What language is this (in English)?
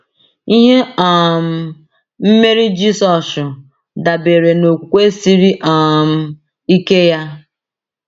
Igbo